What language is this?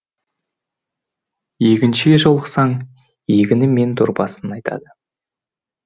Kazakh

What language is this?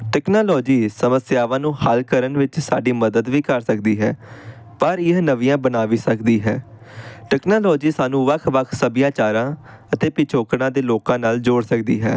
Punjabi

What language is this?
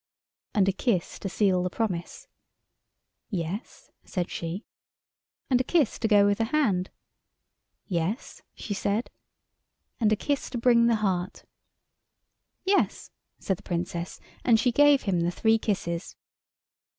English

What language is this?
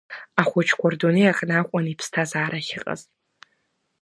Abkhazian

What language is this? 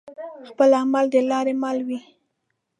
Pashto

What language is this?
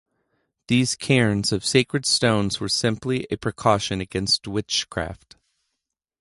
English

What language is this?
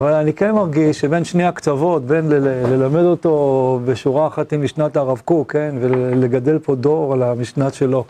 Hebrew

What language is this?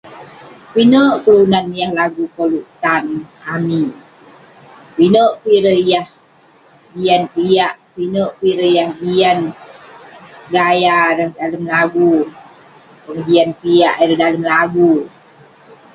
Western Penan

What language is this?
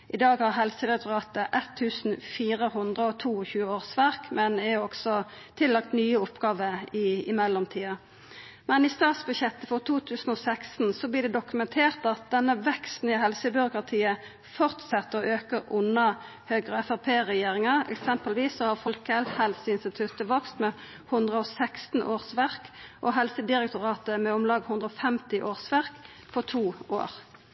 Norwegian Nynorsk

